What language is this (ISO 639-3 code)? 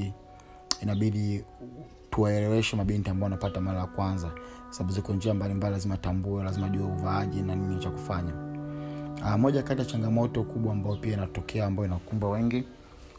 swa